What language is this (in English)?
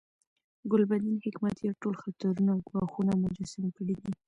Pashto